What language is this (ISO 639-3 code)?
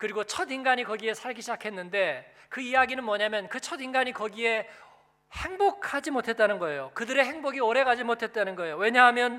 kor